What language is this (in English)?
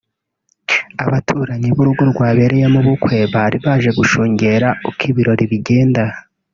Kinyarwanda